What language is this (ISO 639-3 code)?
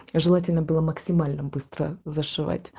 rus